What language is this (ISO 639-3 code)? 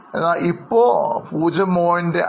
mal